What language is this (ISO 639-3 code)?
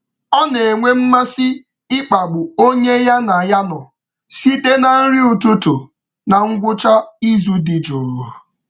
ibo